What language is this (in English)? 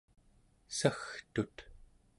Central Yupik